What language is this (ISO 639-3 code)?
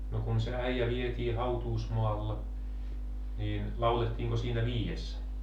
fin